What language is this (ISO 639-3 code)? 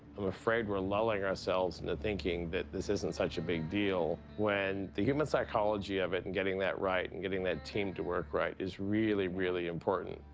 eng